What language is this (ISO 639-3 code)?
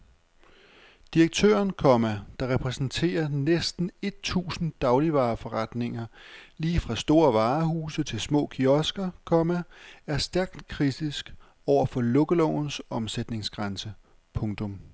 dan